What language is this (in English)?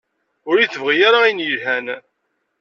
Kabyle